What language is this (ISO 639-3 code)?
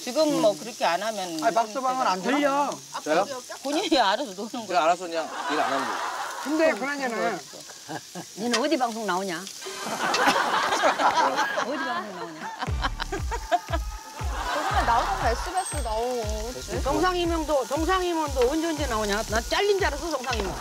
kor